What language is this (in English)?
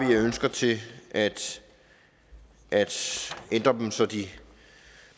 Danish